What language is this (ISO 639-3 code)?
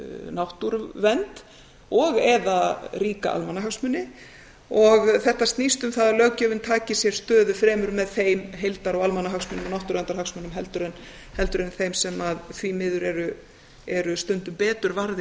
isl